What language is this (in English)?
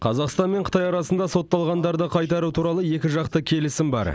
Kazakh